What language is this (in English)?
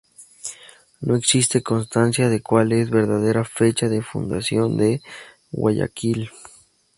Spanish